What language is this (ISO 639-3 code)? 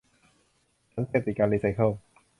tha